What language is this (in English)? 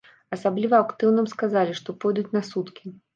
Belarusian